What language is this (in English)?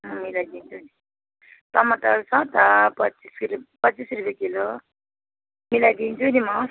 Nepali